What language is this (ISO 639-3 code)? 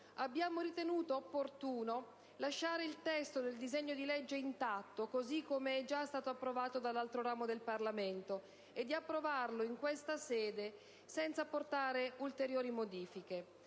ita